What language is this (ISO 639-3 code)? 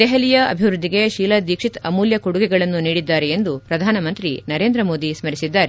kan